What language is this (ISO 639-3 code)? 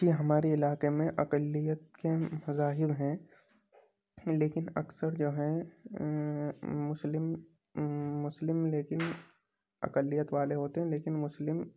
urd